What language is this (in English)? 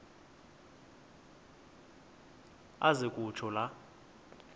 Xhosa